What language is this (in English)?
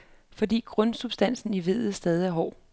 Danish